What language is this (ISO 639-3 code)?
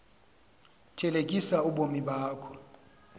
xho